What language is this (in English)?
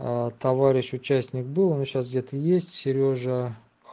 Russian